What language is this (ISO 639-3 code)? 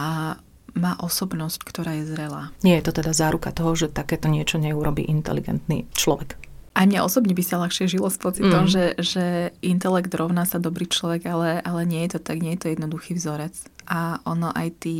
slk